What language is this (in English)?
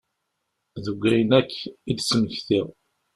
Kabyle